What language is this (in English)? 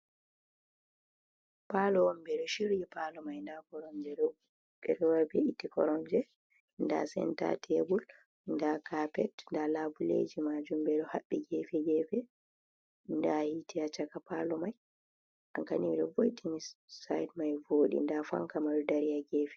Fula